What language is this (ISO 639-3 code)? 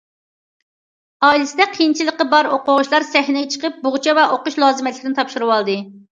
uig